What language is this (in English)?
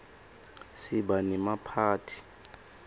Swati